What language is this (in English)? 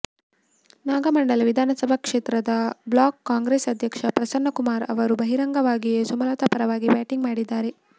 Kannada